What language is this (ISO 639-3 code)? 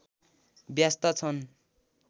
nep